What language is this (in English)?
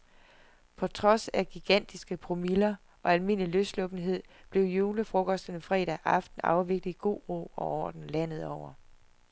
Danish